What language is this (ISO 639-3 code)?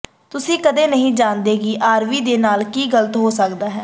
pan